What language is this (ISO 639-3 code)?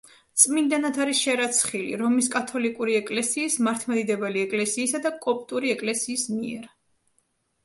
kat